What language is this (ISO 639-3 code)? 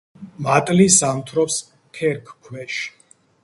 kat